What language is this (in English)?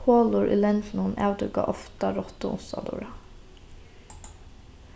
Faroese